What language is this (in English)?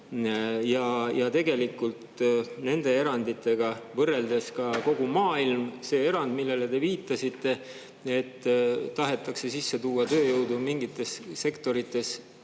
Estonian